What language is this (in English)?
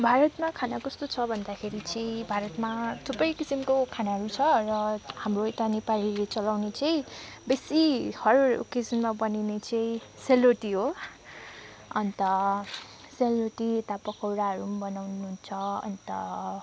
Nepali